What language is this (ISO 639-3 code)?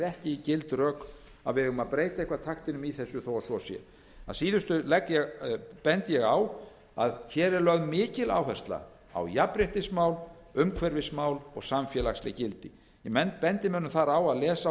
isl